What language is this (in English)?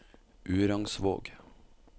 Norwegian